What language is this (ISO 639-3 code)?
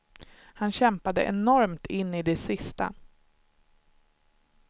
swe